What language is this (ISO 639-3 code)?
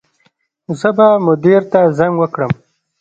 pus